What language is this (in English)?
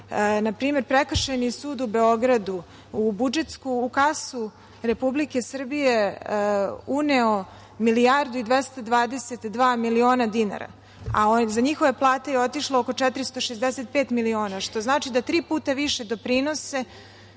Serbian